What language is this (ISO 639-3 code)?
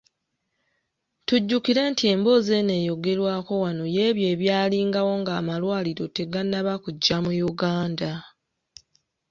lug